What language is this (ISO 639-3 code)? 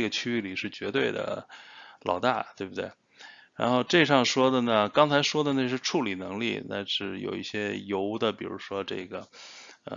zho